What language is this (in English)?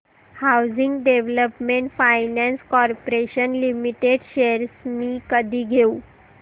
Marathi